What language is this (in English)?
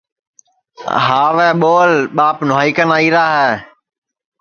Sansi